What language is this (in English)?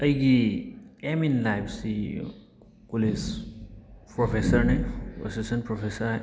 Manipuri